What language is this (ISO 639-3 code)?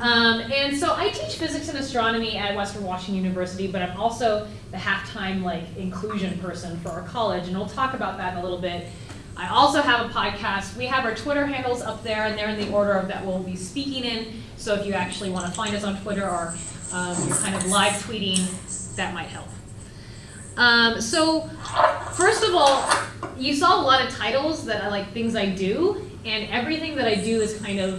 eng